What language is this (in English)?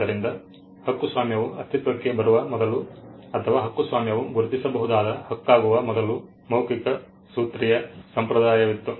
Kannada